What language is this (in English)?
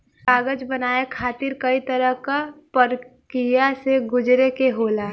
Bhojpuri